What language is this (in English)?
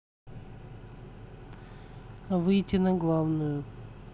Russian